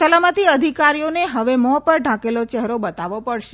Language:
Gujarati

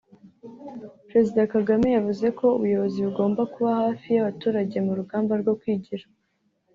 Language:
Kinyarwanda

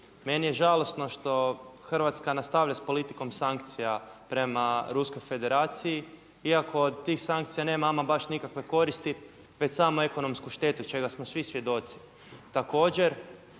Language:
Croatian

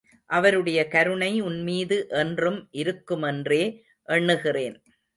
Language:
Tamil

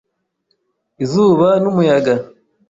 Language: Kinyarwanda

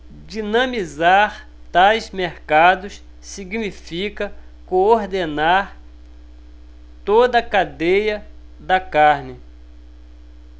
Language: Portuguese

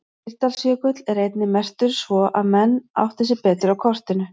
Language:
Icelandic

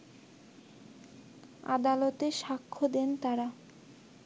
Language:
Bangla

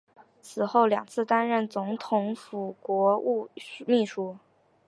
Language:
Chinese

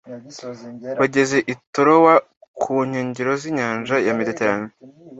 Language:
Kinyarwanda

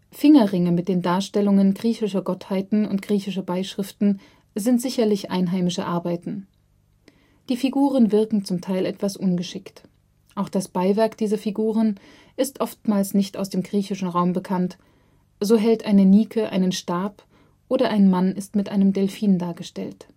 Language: German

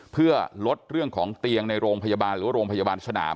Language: Thai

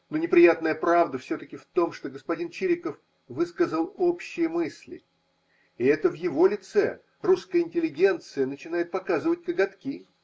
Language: Russian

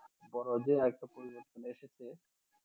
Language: Bangla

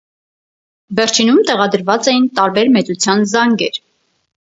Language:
Armenian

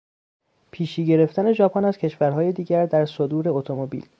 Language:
Persian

